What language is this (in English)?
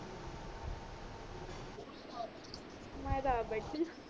Punjabi